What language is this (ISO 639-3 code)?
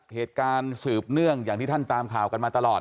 tha